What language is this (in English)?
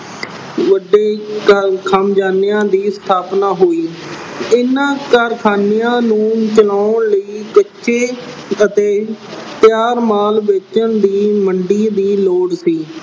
Punjabi